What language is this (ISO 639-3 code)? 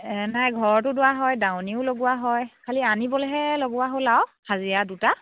asm